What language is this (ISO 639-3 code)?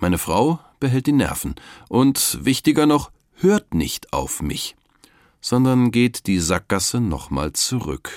deu